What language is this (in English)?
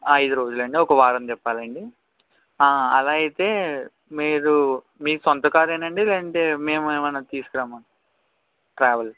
Telugu